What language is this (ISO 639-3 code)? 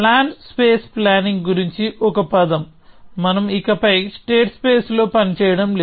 tel